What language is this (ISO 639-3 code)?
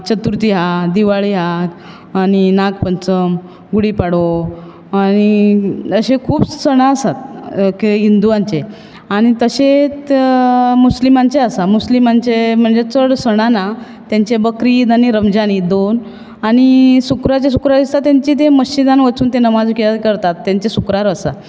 kok